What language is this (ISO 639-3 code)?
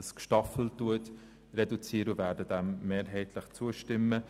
gsw